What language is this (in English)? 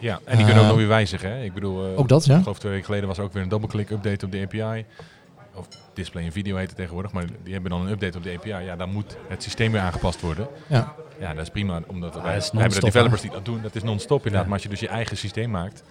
Dutch